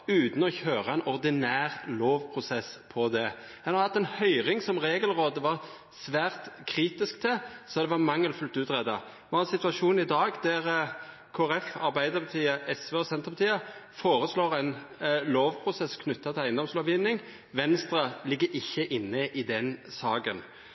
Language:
Norwegian Nynorsk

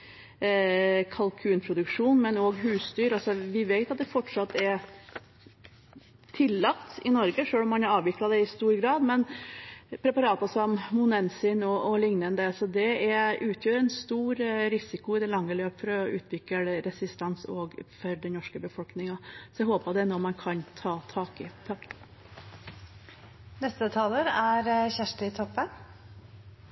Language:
Norwegian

